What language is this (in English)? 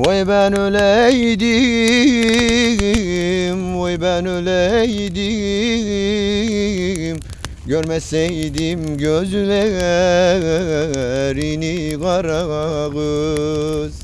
Turkish